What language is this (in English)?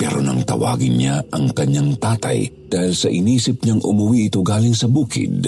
Filipino